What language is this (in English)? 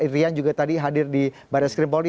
Indonesian